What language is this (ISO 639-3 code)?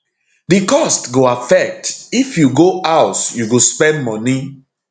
pcm